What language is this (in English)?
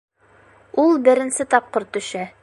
Bashkir